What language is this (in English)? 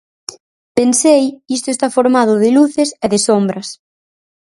Galician